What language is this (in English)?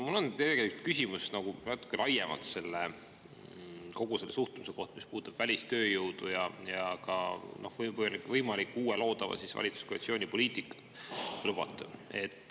Estonian